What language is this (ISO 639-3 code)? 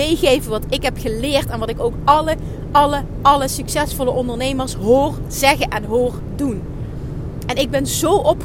nld